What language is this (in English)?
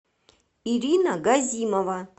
Russian